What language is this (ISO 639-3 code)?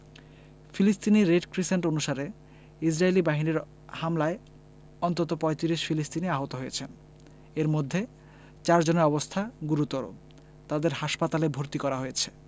ben